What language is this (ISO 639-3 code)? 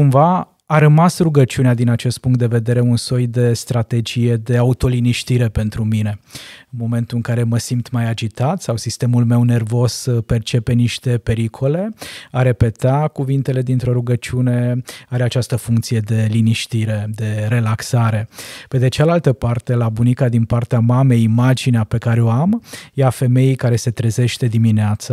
ron